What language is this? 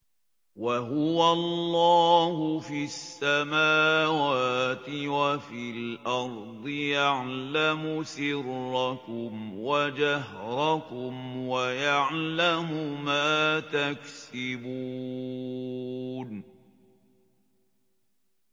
Arabic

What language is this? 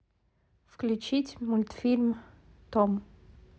Russian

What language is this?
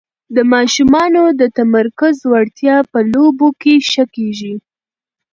Pashto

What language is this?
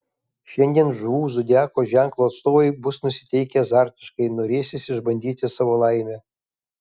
Lithuanian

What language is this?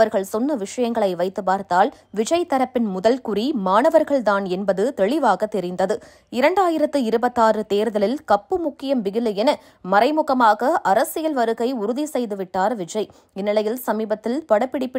Polish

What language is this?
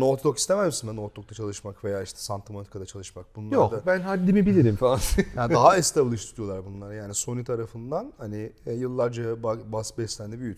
Turkish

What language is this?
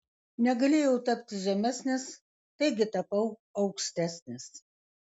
Lithuanian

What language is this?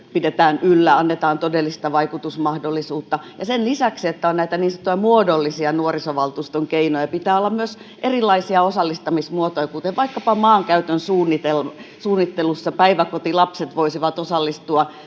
Finnish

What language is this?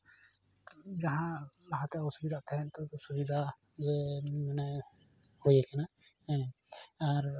Santali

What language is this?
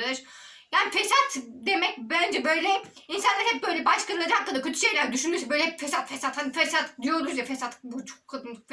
Turkish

